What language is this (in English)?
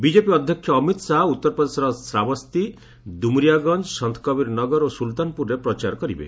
Odia